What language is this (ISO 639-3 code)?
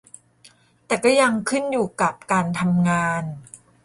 tha